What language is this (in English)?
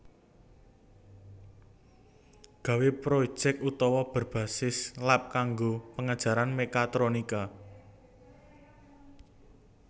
Javanese